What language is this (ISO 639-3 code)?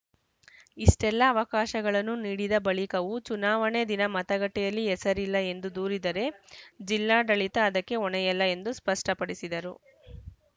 kan